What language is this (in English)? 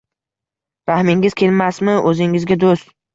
Uzbek